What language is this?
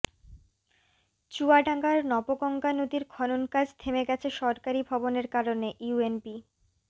Bangla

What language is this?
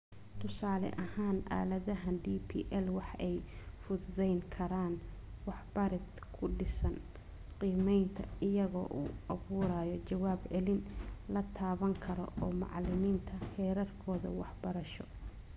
Somali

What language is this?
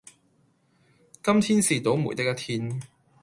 Cantonese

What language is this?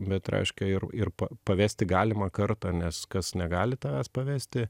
Lithuanian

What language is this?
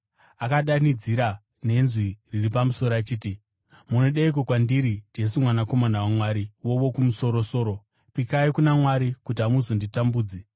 Shona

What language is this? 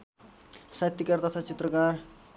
Nepali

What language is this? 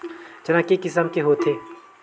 Chhattisgarhi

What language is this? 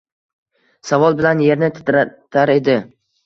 Uzbek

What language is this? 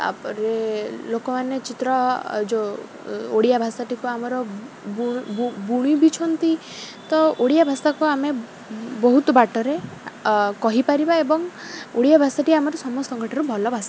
Odia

